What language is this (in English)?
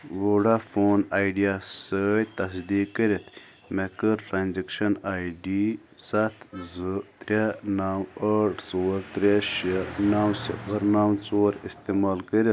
Kashmiri